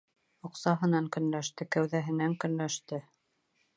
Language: Bashkir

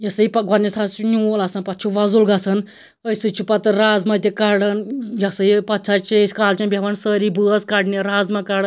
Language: Kashmiri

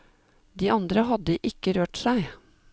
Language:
Norwegian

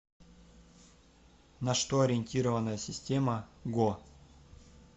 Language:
Russian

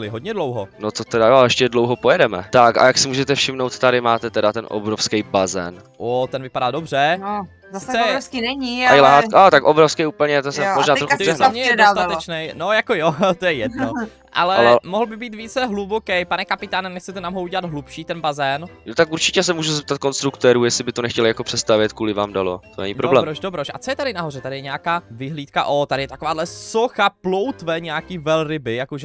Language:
Czech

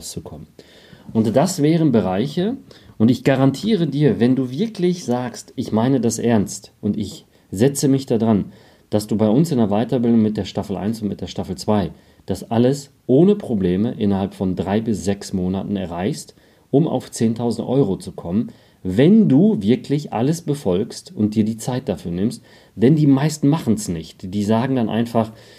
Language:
German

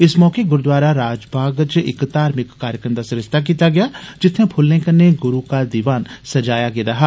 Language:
Dogri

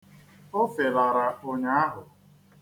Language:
Igbo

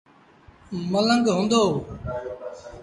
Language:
Sindhi Bhil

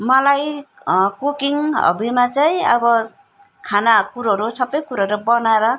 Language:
Nepali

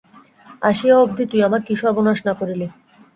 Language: Bangla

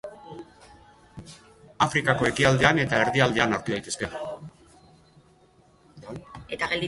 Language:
Basque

